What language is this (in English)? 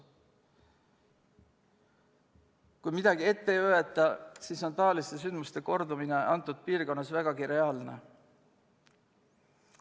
Estonian